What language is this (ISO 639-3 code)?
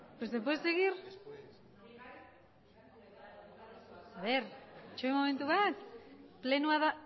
eus